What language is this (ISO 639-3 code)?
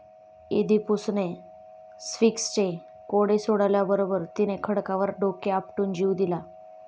mar